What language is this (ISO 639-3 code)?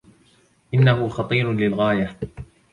ara